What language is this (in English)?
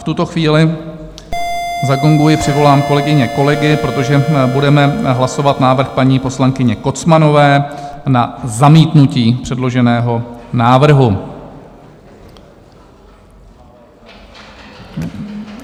Czech